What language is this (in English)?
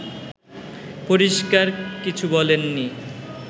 Bangla